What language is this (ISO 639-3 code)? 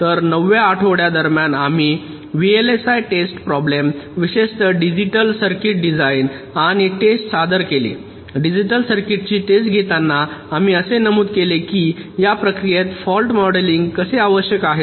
mar